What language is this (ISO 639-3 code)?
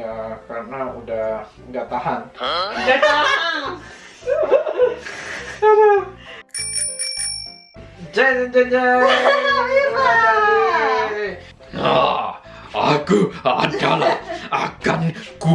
ind